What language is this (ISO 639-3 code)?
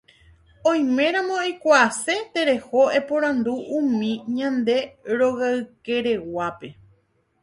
grn